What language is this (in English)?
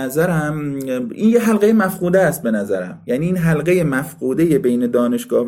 Persian